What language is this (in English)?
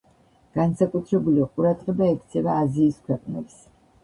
Georgian